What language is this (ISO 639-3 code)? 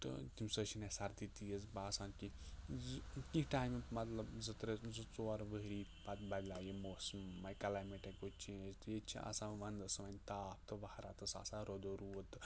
kas